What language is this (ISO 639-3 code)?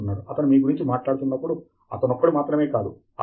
tel